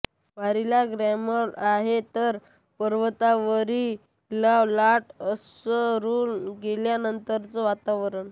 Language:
Marathi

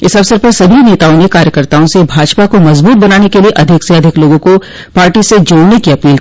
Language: Hindi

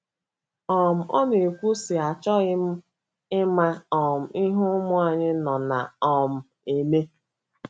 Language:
Igbo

